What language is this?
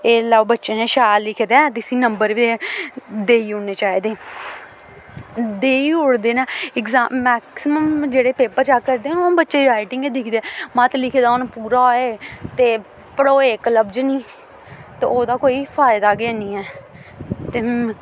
Dogri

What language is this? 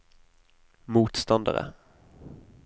Norwegian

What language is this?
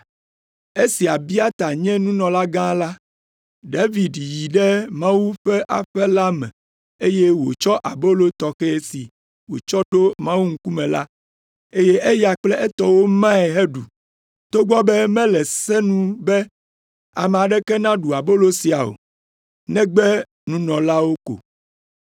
Ewe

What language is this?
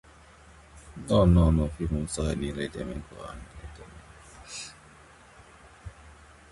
French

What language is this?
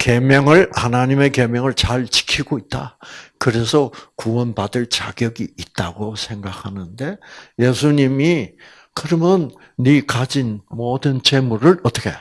Korean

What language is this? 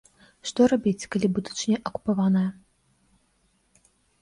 Belarusian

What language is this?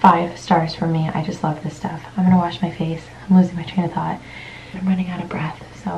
English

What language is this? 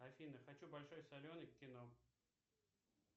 Russian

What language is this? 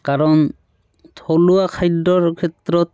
Assamese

